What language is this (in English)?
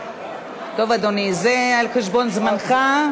Hebrew